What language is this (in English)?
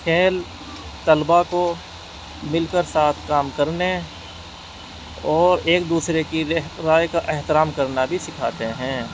Urdu